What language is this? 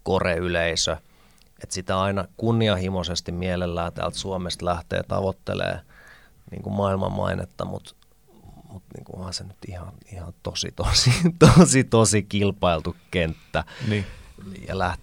Finnish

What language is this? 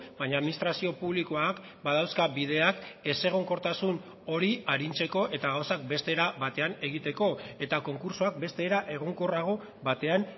Basque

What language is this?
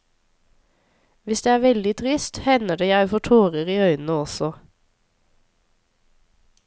Norwegian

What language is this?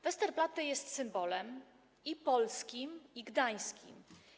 Polish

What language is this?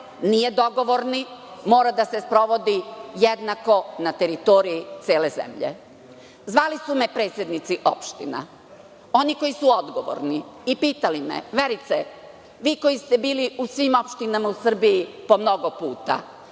Serbian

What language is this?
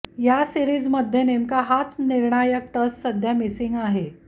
Marathi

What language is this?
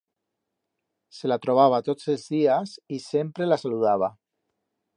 Aragonese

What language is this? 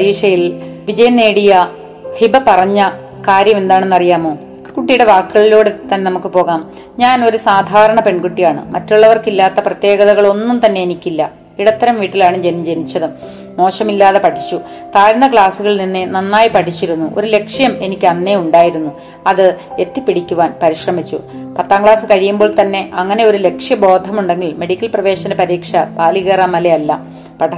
Malayalam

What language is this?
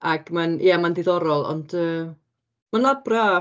Welsh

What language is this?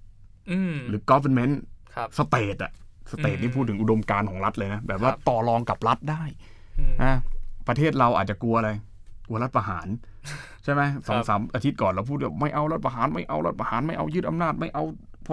Thai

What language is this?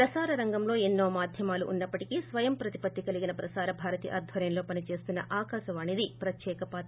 Telugu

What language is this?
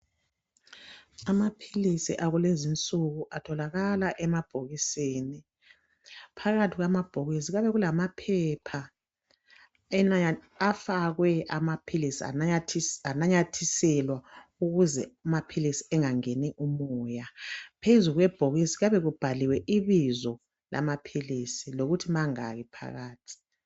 North Ndebele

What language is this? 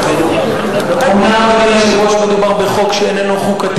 Hebrew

